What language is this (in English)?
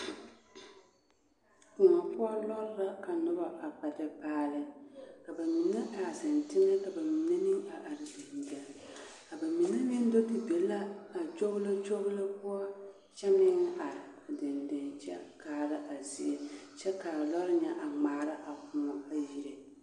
Southern Dagaare